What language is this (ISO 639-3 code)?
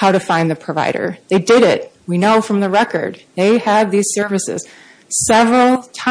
eng